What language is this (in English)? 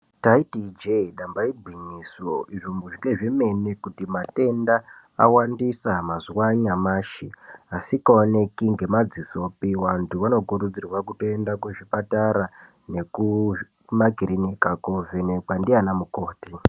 Ndau